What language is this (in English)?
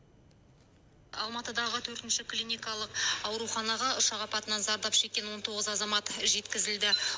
Kazakh